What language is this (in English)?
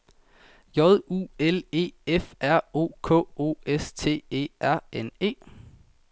Danish